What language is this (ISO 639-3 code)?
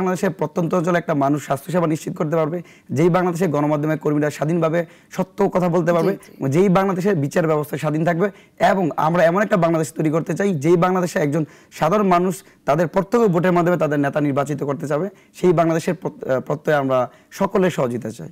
ben